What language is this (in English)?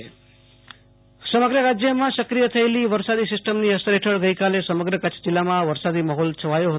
Gujarati